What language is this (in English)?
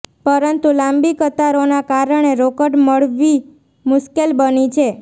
Gujarati